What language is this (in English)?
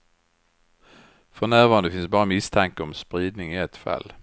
Swedish